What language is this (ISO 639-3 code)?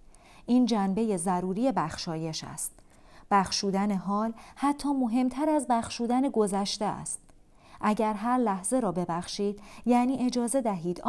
fas